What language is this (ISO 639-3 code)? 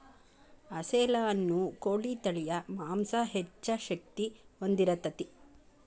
kan